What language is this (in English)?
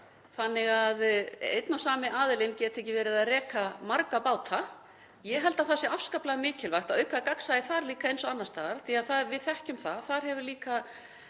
Icelandic